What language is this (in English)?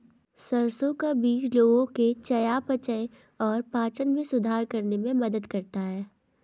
Hindi